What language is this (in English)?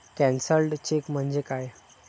Marathi